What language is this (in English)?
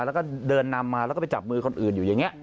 Thai